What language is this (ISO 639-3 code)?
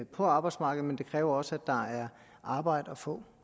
dan